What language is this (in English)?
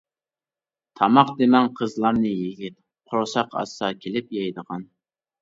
Uyghur